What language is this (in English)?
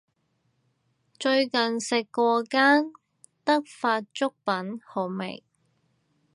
Cantonese